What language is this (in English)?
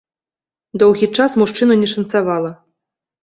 Belarusian